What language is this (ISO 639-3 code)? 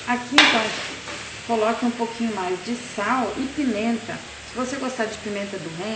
por